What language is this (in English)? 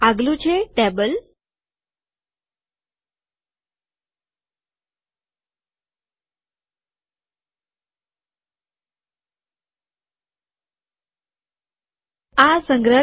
Gujarati